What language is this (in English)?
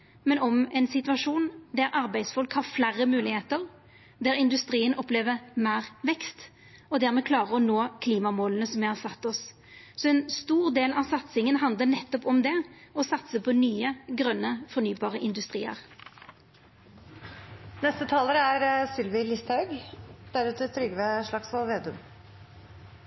Norwegian